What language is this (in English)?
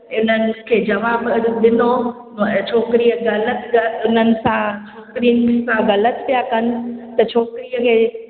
Sindhi